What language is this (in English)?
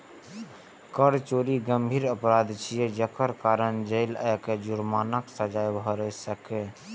Maithili